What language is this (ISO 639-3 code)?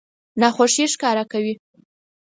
pus